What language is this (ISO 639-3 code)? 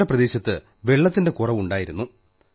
mal